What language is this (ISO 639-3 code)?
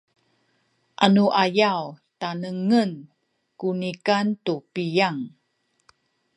szy